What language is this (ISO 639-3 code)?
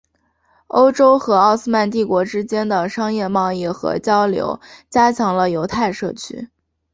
zho